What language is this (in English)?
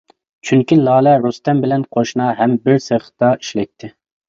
Uyghur